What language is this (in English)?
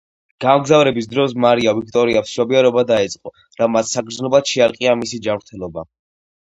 Georgian